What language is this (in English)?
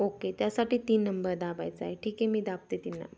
Marathi